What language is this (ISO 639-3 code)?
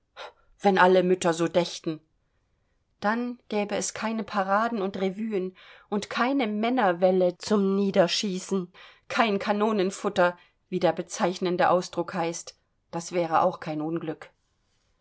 deu